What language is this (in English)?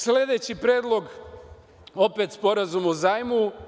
Serbian